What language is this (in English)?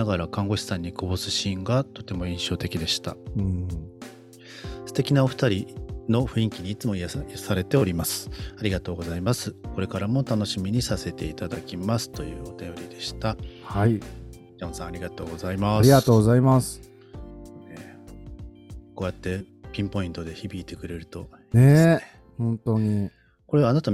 Japanese